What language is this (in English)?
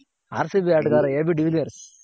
Kannada